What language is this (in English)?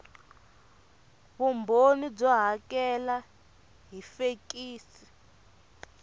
Tsonga